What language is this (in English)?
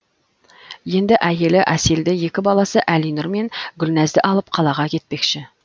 Kazakh